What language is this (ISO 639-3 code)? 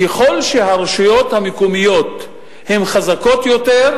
heb